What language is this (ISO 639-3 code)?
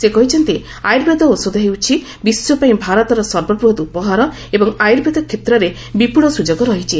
ori